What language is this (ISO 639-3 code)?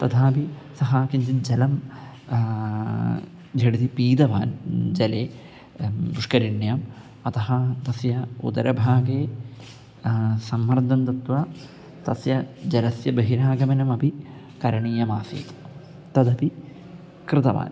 san